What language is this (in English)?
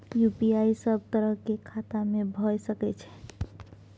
Maithili